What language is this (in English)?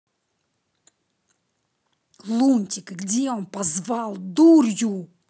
Russian